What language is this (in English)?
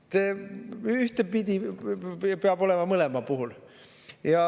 Estonian